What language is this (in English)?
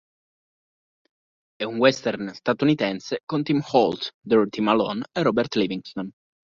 Italian